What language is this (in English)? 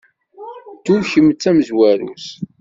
Kabyle